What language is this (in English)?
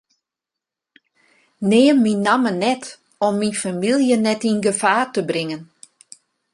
Western Frisian